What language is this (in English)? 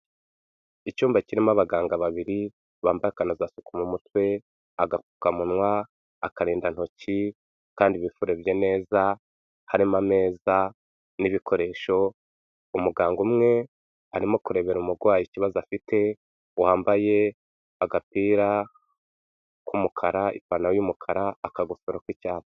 Kinyarwanda